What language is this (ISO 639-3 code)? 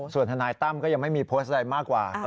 tha